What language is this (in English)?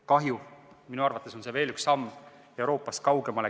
Estonian